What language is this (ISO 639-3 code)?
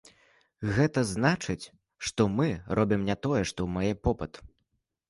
bel